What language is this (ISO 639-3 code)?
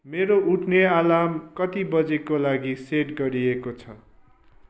nep